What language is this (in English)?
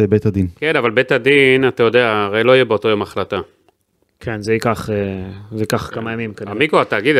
Hebrew